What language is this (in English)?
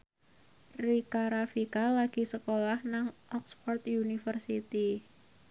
Javanese